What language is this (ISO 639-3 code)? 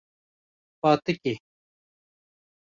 kur